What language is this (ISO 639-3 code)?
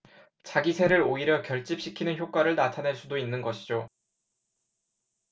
kor